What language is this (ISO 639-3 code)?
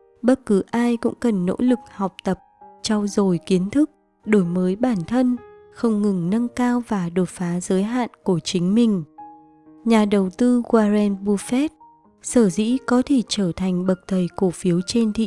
vie